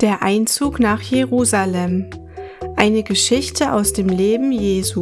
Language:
German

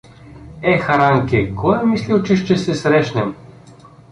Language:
Bulgarian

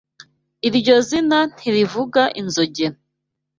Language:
Kinyarwanda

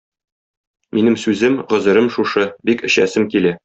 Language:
Tatar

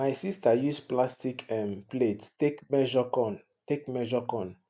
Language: Nigerian Pidgin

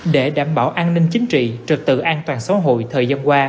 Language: Vietnamese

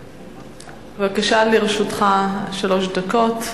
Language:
Hebrew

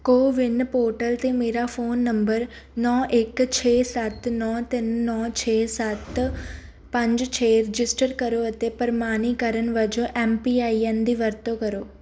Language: Punjabi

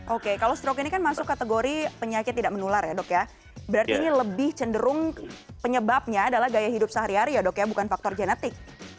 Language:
Indonesian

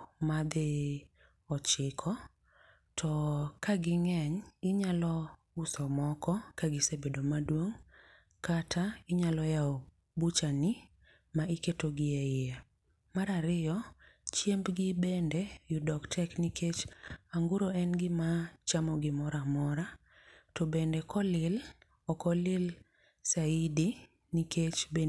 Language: Luo (Kenya and Tanzania)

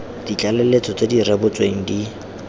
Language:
Tswana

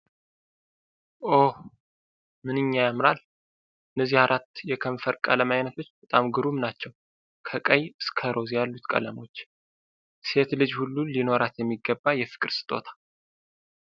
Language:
Amharic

